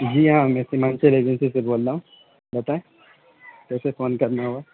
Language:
Urdu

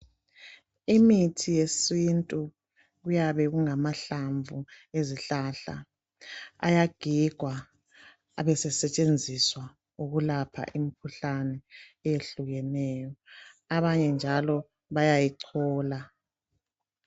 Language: North Ndebele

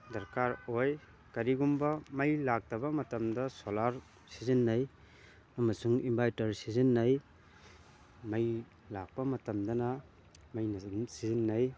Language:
Manipuri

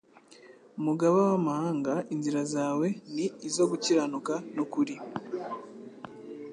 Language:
Kinyarwanda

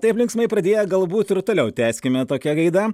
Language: Lithuanian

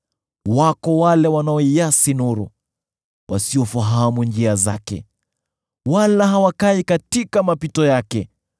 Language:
Swahili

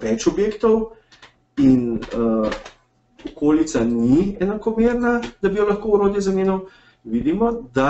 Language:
Bulgarian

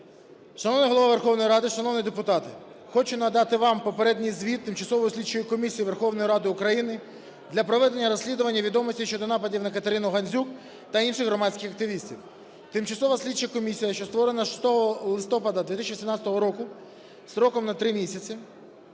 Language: Ukrainian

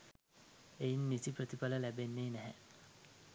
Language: Sinhala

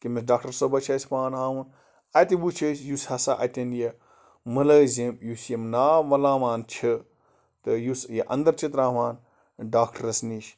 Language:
Kashmiri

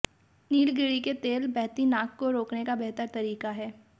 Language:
Hindi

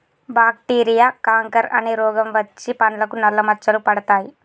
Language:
Telugu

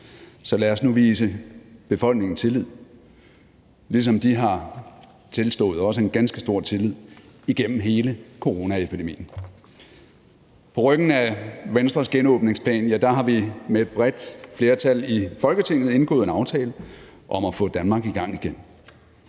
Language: Danish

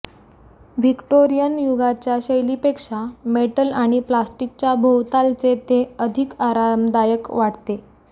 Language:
Marathi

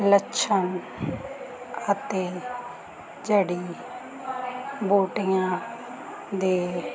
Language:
Punjabi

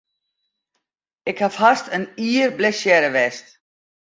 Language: Western Frisian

